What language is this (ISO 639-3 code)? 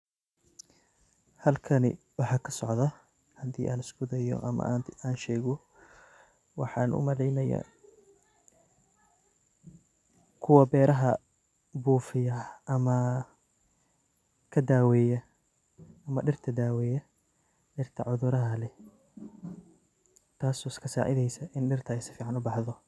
som